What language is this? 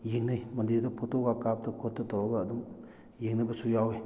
Manipuri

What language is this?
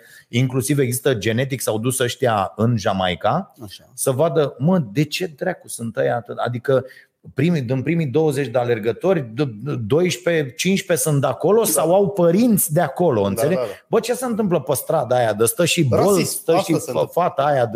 Romanian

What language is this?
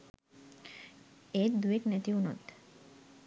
Sinhala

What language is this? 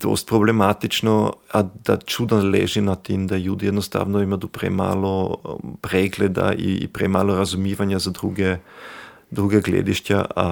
Croatian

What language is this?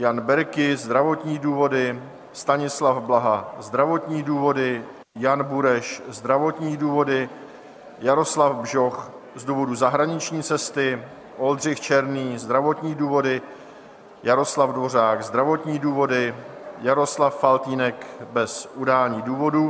Czech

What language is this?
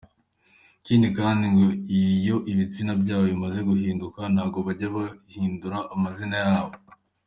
Kinyarwanda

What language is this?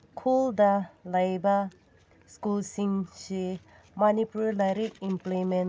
Manipuri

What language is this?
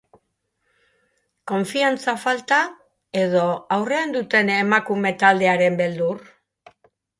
Basque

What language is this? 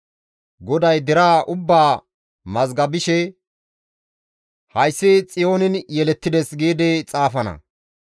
Gamo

